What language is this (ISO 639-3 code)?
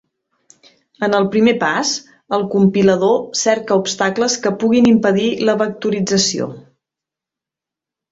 cat